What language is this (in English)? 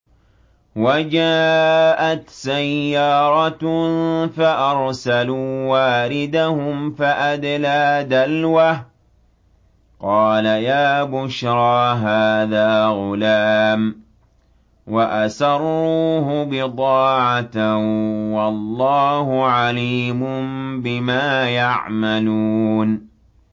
Arabic